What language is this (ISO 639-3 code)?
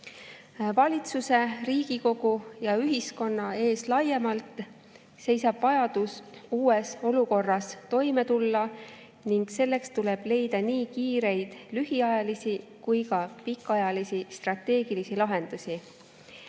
est